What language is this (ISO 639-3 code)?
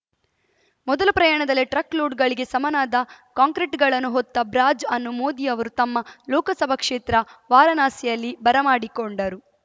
kan